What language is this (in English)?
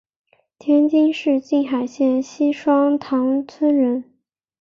Chinese